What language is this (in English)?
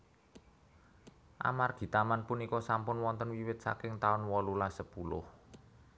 Javanese